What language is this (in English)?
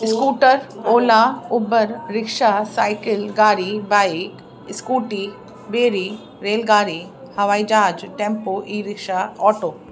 Sindhi